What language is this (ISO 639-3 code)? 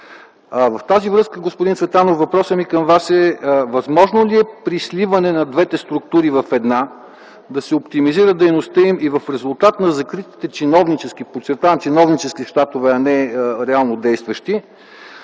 bul